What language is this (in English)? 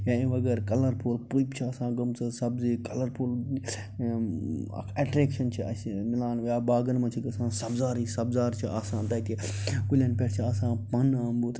Kashmiri